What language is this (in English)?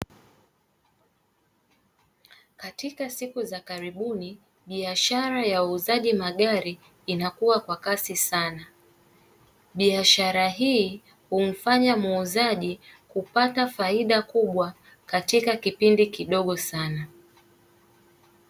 Swahili